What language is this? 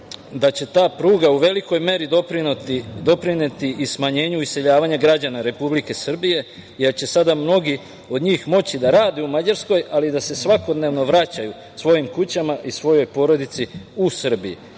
Serbian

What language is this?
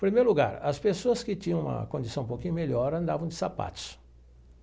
Portuguese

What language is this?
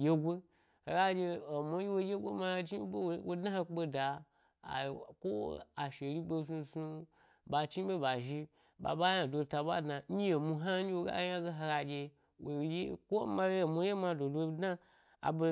Gbari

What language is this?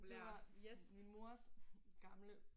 Danish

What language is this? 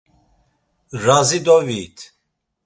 Laz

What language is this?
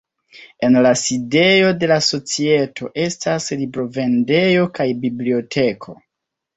Esperanto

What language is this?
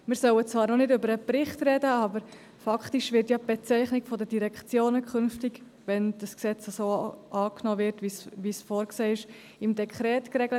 Swiss German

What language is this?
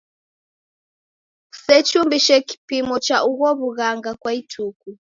Taita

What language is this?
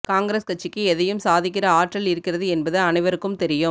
Tamil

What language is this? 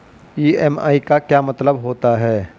Hindi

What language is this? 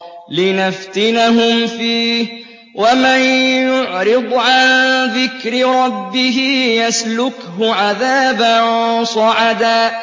Arabic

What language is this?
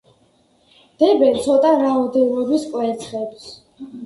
Georgian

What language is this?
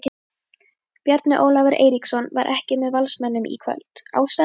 Icelandic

